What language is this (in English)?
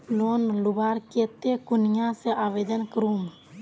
Magahi